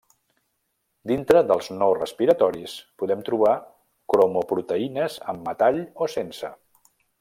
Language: Catalan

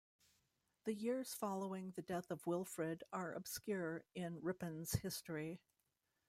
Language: English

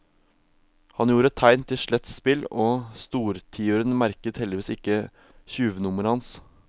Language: Norwegian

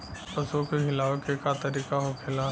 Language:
Bhojpuri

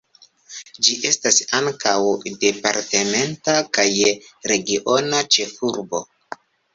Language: Esperanto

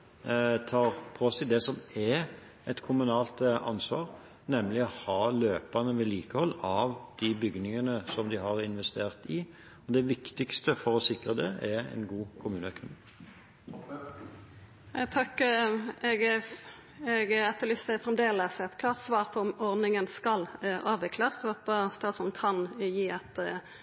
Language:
Norwegian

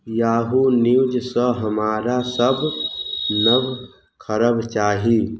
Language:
Maithili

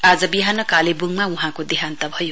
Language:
Nepali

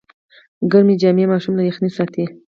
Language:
Pashto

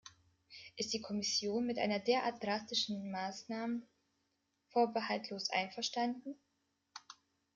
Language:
German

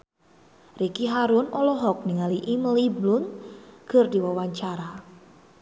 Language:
Sundanese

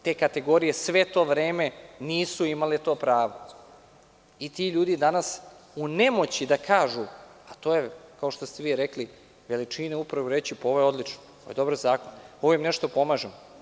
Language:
Serbian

